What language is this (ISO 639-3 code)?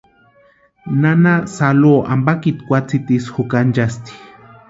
pua